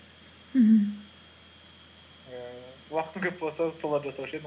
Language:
Kazakh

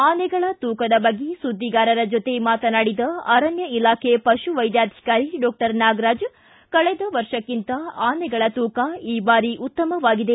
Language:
Kannada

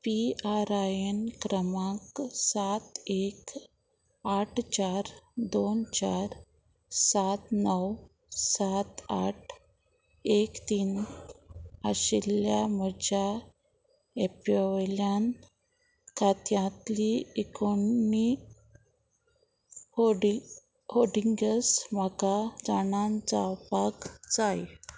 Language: Konkani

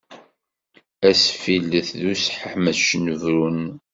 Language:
Kabyle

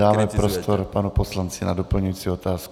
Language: Czech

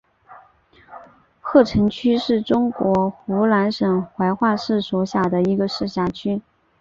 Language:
Chinese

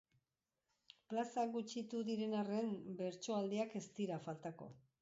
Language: Basque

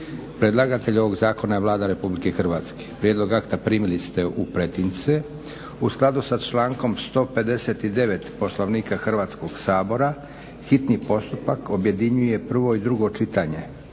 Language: Croatian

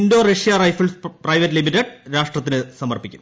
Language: Malayalam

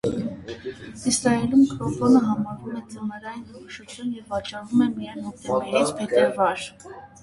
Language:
Armenian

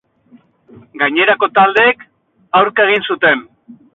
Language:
Basque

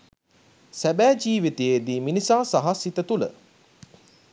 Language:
Sinhala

